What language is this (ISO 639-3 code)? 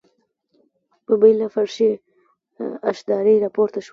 pus